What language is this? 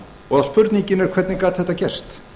Icelandic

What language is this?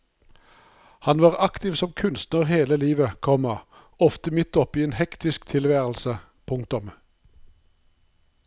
Norwegian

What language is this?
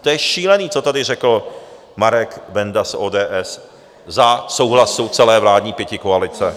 Czech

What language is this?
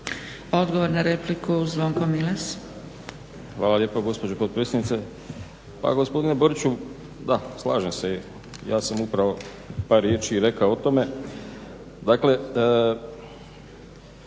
Croatian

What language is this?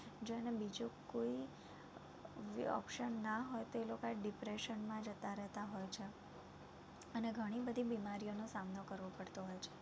Gujarati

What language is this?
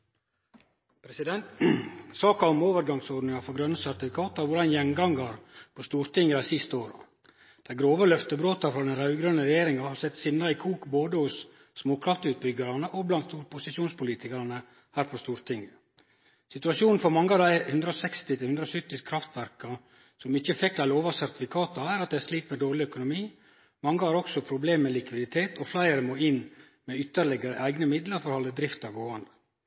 Norwegian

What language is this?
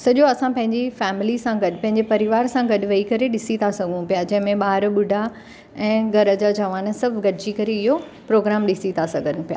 Sindhi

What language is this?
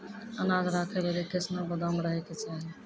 Maithili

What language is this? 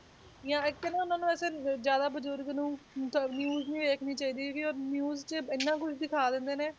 Punjabi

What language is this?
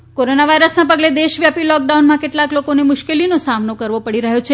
Gujarati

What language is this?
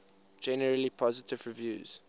English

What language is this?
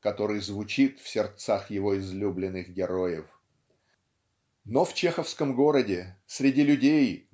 Russian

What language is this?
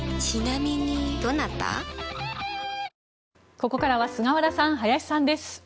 Japanese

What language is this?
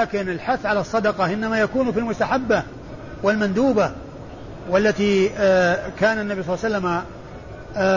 Arabic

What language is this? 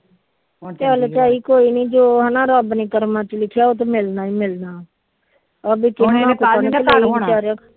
Punjabi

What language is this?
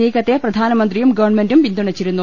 Malayalam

